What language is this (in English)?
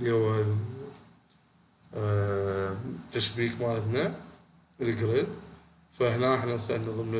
Arabic